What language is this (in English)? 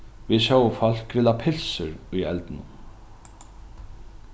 Faroese